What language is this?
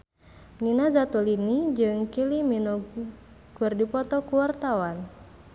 Sundanese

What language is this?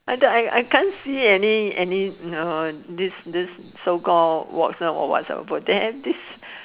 English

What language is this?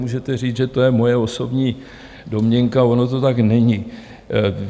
Czech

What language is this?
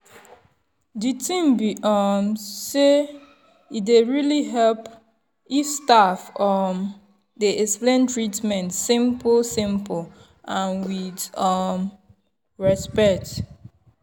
Nigerian Pidgin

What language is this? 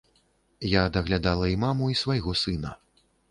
Belarusian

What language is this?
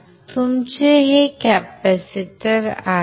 Marathi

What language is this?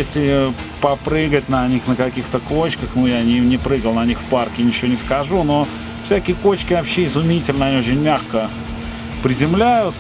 Russian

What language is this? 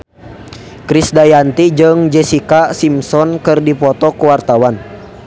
Sundanese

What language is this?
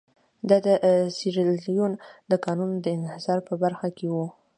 Pashto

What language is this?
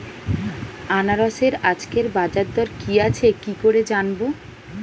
Bangla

